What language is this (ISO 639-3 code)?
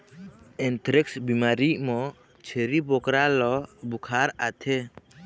hne